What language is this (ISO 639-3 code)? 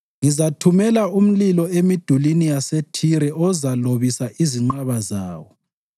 nde